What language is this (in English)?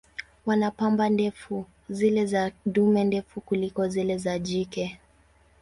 Swahili